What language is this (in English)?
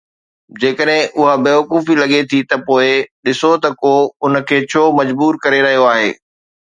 Sindhi